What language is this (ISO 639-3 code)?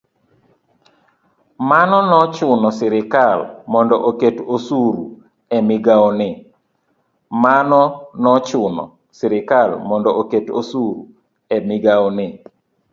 luo